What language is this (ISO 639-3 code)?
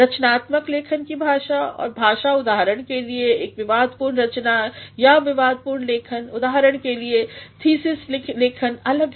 hin